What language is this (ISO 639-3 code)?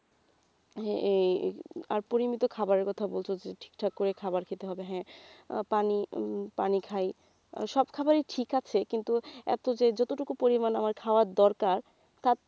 ben